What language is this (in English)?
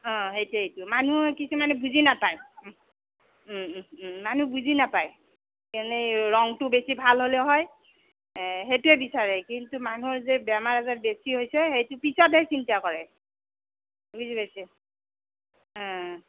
Assamese